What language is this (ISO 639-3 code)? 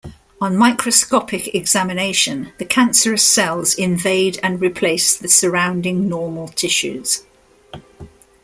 eng